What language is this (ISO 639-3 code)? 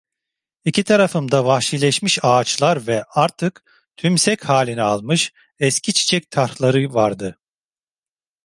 tur